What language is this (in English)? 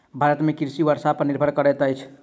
Maithili